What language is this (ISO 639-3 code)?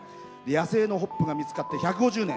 jpn